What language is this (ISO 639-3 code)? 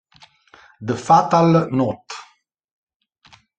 ita